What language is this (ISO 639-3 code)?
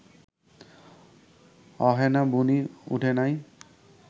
ben